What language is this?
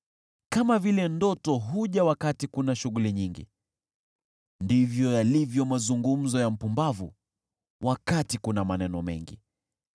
Swahili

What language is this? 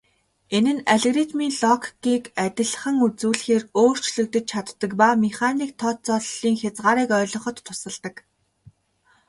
Mongolian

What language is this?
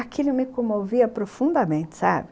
Portuguese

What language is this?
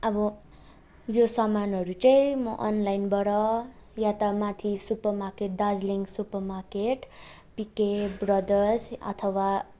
Nepali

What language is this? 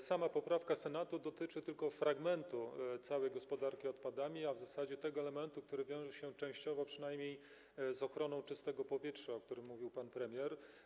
Polish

